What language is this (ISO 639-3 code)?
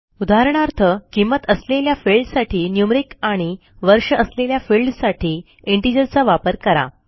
mar